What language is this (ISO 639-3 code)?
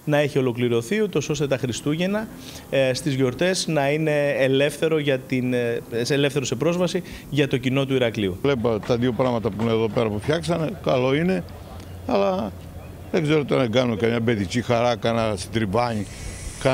ell